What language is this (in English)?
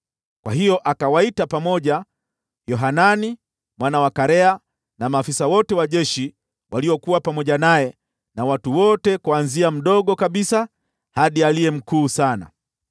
Swahili